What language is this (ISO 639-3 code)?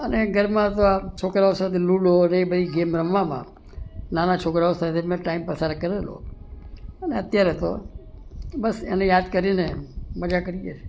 guj